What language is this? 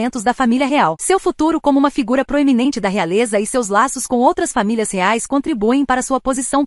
Portuguese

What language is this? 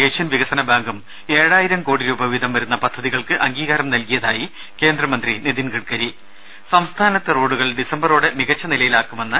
Malayalam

